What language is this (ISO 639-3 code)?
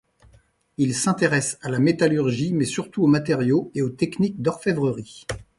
fra